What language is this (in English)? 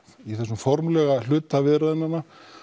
Icelandic